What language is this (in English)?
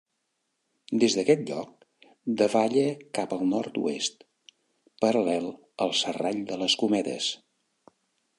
Catalan